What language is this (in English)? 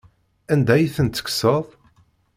Kabyle